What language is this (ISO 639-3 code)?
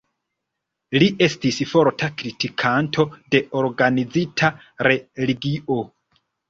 epo